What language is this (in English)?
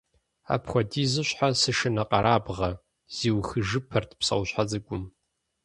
Kabardian